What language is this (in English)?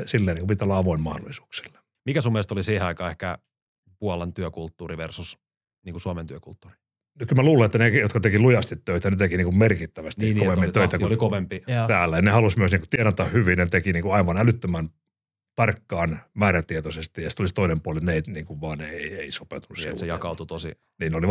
Finnish